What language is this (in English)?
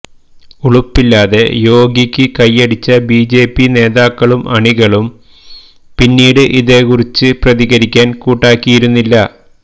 Malayalam